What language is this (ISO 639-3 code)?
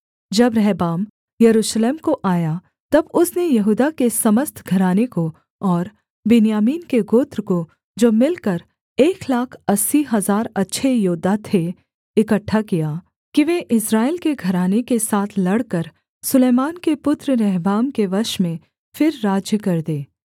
hin